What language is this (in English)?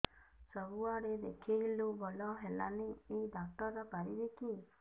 Odia